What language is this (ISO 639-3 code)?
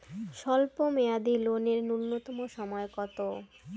ben